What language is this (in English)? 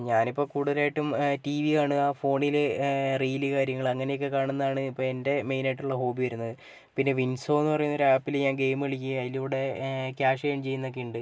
Malayalam